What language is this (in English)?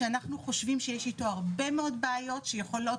Hebrew